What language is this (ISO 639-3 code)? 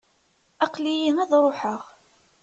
kab